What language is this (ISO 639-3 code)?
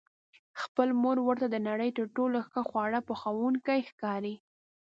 pus